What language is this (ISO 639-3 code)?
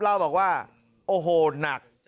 tha